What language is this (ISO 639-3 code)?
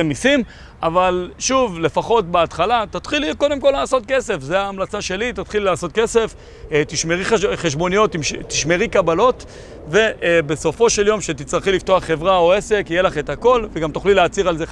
heb